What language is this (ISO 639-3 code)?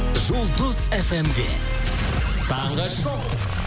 kaz